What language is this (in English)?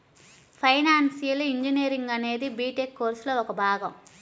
Telugu